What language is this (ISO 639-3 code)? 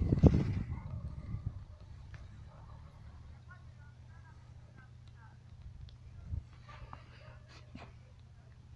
ron